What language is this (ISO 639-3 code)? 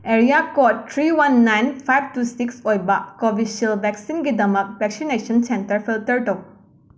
mni